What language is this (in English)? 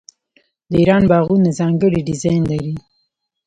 Pashto